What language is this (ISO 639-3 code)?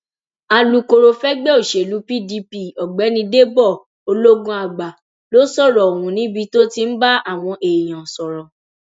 yor